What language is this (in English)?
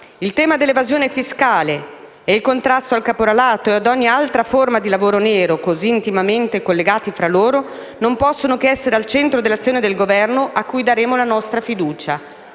Italian